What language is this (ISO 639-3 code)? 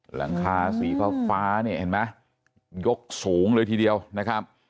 tha